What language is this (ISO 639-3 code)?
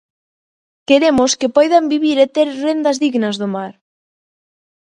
glg